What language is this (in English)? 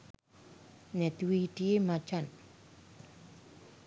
Sinhala